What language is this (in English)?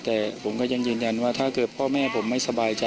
Thai